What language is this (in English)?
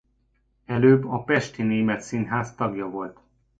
Hungarian